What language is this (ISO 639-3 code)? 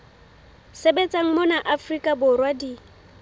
sot